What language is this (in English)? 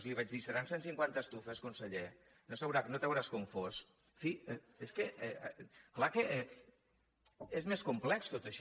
Catalan